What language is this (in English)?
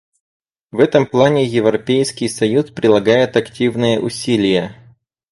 Russian